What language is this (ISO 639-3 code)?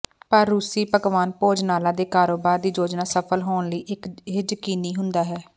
pan